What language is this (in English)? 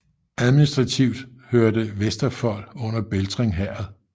Danish